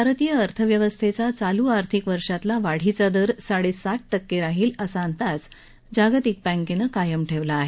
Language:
Marathi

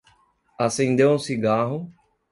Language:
Portuguese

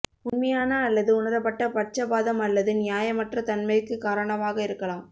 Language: Tamil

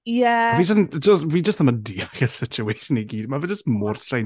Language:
Welsh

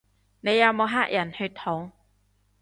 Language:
Cantonese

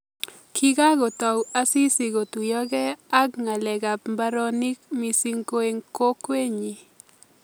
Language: Kalenjin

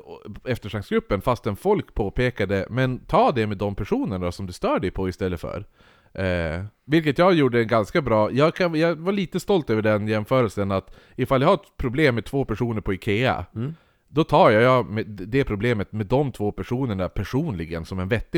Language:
Swedish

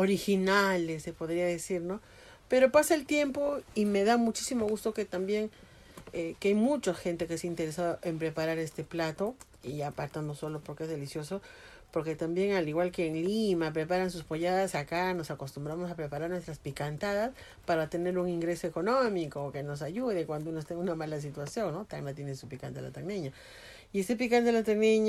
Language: Spanish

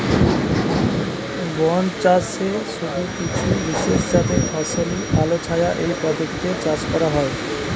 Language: Bangla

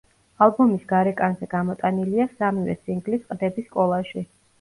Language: Georgian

